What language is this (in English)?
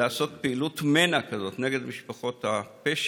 Hebrew